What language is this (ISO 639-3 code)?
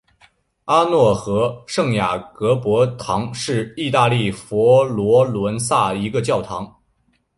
zho